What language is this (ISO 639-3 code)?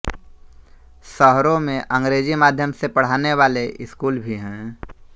hin